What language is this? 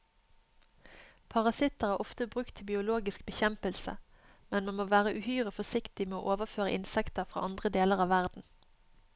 Norwegian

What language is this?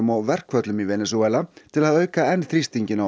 Icelandic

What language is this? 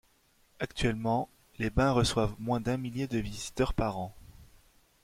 French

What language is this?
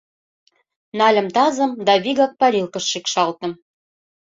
Mari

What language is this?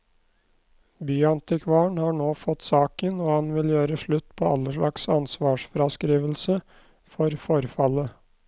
Norwegian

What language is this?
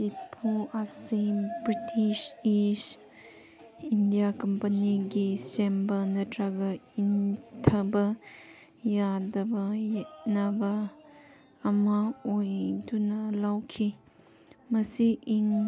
Manipuri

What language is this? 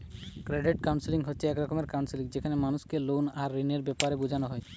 Bangla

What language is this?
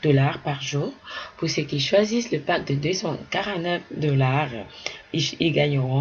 French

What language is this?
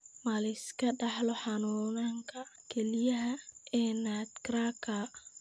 Somali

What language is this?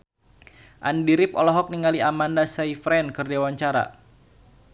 Sundanese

